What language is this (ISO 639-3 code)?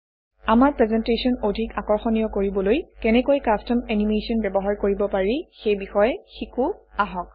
asm